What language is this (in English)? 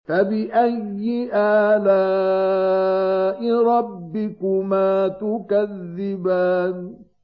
Arabic